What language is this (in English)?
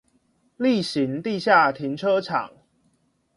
Chinese